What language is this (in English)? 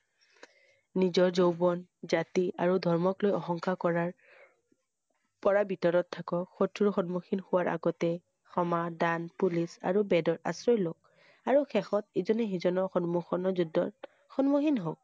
Assamese